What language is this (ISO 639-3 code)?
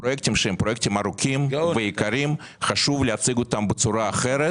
heb